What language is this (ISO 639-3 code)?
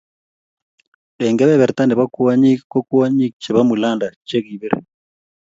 kln